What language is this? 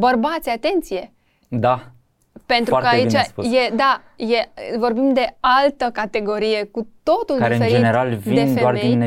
Romanian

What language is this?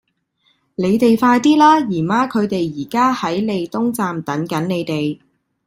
Cantonese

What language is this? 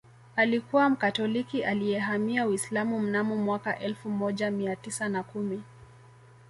Swahili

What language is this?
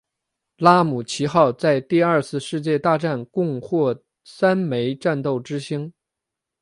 Chinese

